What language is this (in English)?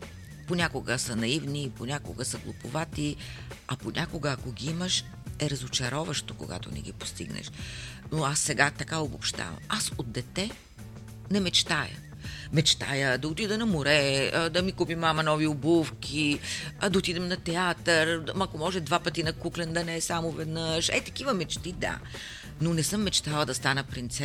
Bulgarian